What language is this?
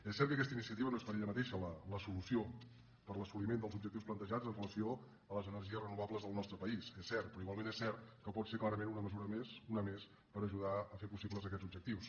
Catalan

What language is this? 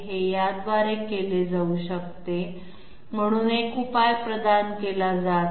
Marathi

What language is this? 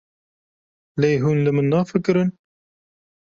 Kurdish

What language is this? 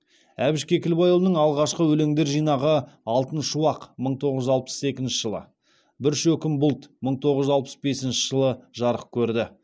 Kazakh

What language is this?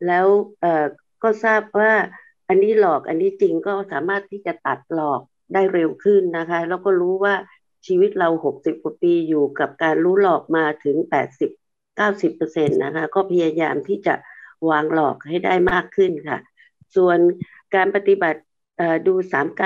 Thai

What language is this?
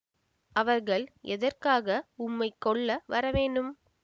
Tamil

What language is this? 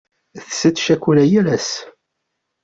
Kabyle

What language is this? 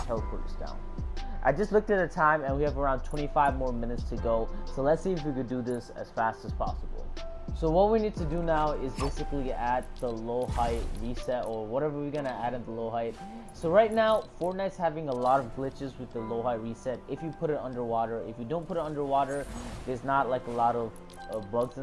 English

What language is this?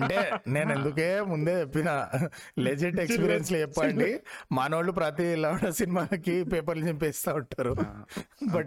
Telugu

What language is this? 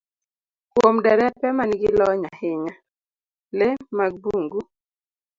Luo (Kenya and Tanzania)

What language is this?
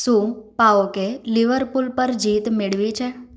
Gujarati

